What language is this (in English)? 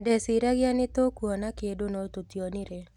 Kikuyu